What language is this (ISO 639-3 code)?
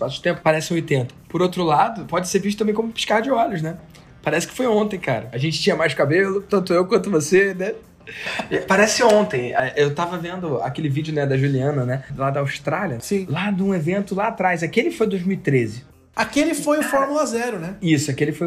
por